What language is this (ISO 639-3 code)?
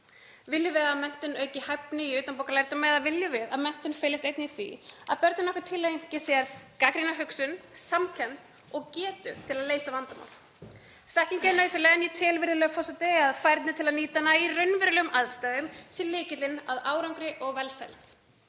isl